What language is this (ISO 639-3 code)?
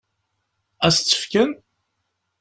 kab